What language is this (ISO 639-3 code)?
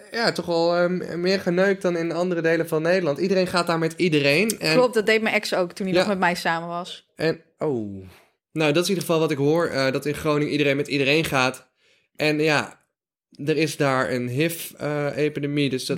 nld